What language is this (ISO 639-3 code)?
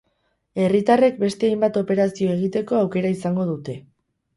eus